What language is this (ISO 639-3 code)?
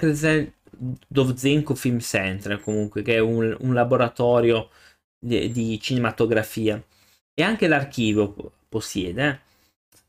ita